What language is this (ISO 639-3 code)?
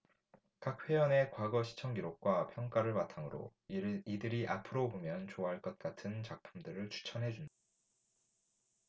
kor